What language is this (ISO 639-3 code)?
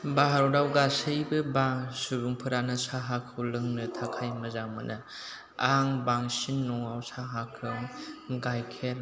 brx